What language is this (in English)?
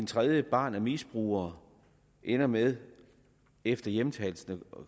Danish